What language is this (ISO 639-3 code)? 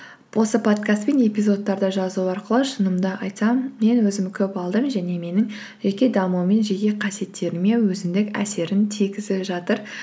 kaz